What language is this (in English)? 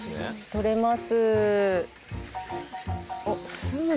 Japanese